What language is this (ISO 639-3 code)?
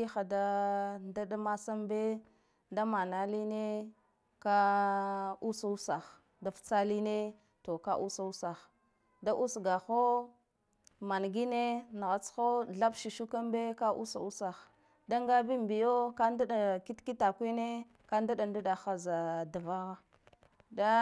gdf